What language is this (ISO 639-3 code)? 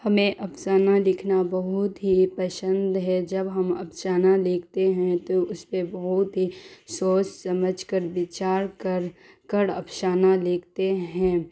urd